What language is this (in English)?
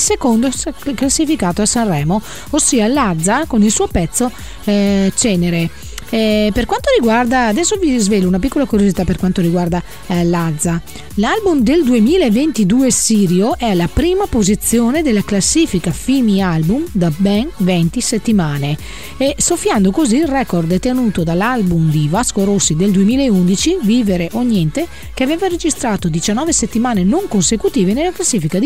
Italian